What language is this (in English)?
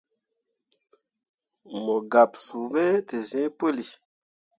Mundang